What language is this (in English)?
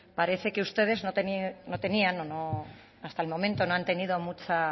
Spanish